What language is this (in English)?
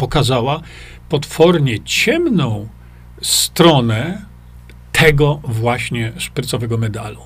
Polish